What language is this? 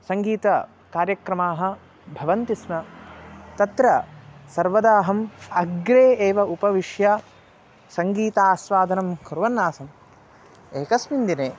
Sanskrit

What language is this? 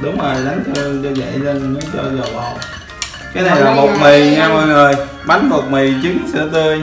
Vietnamese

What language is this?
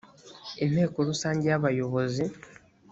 Kinyarwanda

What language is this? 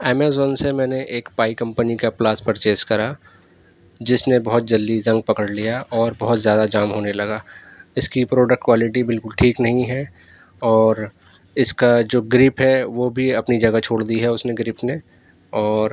Urdu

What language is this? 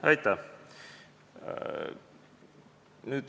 Estonian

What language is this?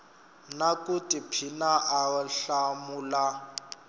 Tsonga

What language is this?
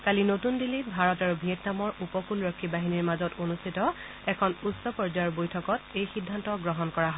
Assamese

